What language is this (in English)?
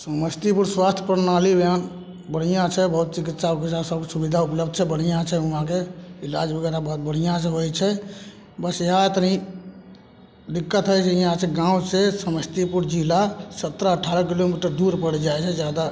Maithili